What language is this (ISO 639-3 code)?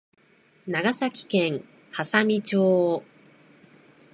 jpn